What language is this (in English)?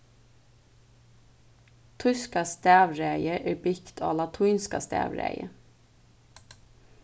Faroese